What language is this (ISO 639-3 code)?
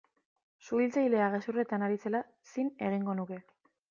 eus